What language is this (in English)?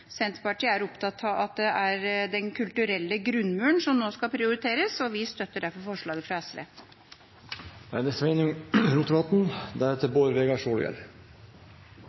Norwegian